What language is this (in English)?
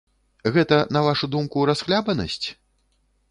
Belarusian